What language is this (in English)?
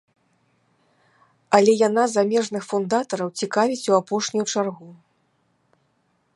Belarusian